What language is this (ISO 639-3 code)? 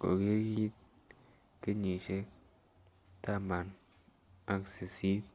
kln